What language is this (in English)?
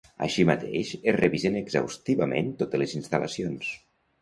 Catalan